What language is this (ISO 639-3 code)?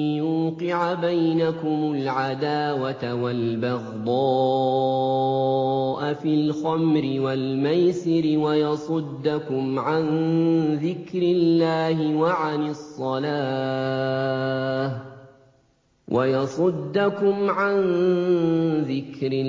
ara